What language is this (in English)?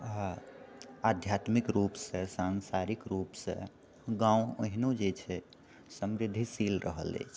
Maithili